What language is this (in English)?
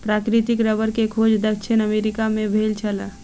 Maithili